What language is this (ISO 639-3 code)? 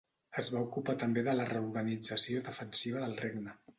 cat